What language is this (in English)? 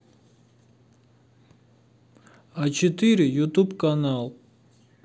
Russian